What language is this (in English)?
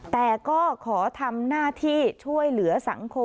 Thai